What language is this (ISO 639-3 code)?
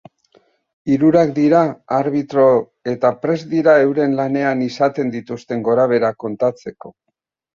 eus